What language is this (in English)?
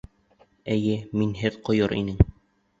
Bashkir